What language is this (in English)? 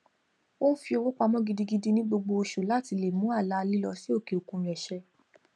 Yoruba